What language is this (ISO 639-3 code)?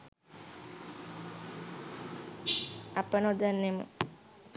sin